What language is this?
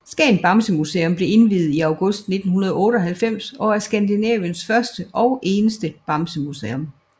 Danish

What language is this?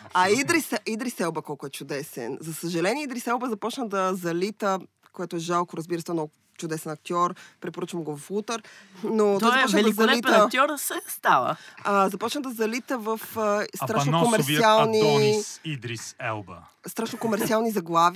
Bulgarian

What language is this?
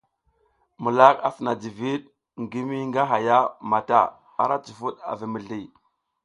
South Giziga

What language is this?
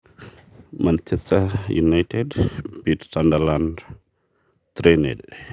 Masai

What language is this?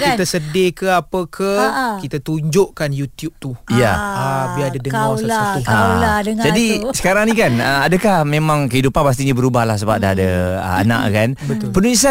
Malay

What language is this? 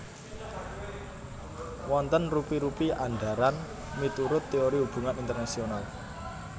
Javanese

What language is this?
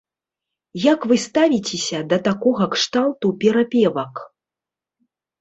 Belarusian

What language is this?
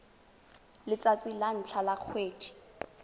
Tswana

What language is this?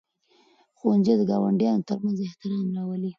Pashto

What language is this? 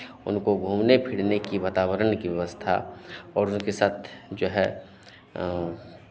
Hindi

